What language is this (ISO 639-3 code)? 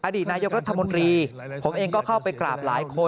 tha